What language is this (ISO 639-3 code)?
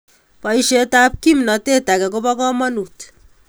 kln